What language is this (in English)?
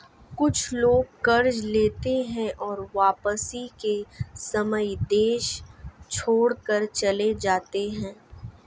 Hindi